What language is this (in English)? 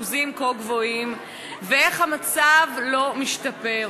Hebrew